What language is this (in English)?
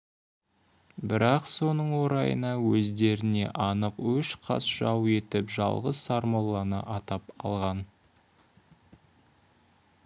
Kazakh